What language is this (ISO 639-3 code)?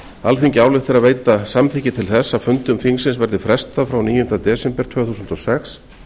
isl